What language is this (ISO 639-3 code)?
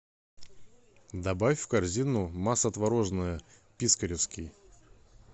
rus